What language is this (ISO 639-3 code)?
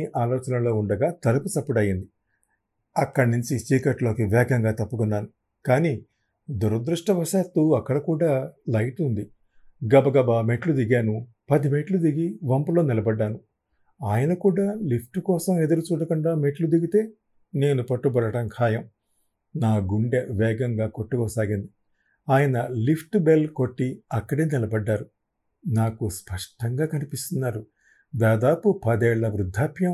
tel